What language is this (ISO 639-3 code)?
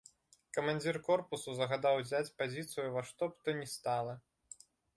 bel